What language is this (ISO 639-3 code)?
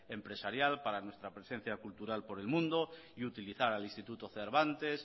spa